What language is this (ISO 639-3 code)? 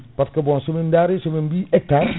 ful